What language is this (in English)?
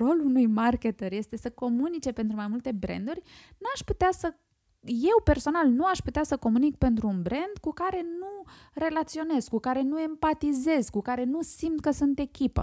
Romanian